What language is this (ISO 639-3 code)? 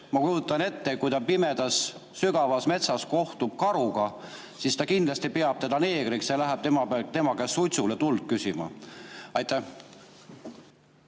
est